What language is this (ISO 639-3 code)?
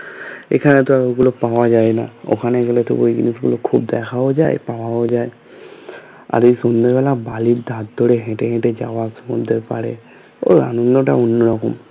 ben